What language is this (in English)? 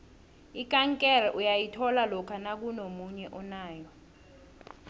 South Ndebele